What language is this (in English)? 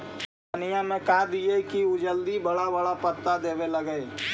Magahi